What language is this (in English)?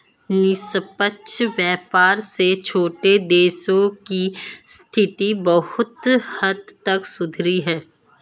Hindi